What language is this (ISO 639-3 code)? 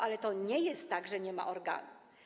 pol